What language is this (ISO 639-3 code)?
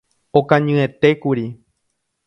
grn